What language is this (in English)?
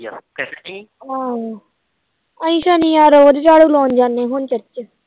Punjabi